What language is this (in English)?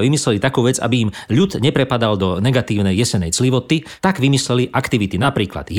Slovak